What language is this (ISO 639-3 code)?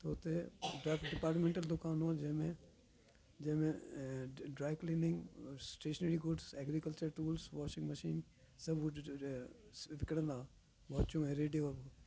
snd